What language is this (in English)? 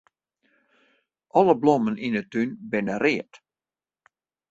Western Frisian